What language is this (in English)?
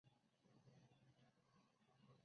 Chinese